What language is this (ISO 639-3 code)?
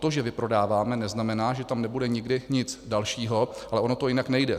ces